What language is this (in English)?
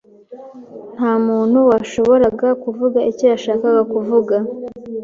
Kinyarwanda